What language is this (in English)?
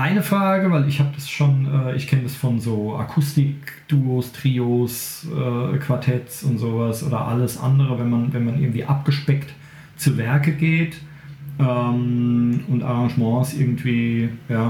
German